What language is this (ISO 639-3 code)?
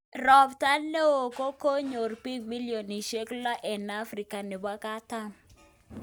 kln